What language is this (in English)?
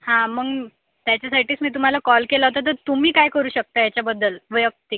Marathi